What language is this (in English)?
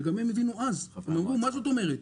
Hebrew